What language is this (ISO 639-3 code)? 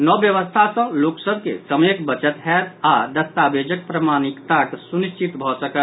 mai